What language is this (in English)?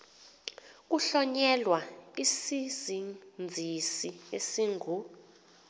Xhosa